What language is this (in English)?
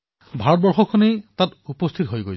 Assamese